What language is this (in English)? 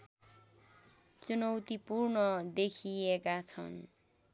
Nepali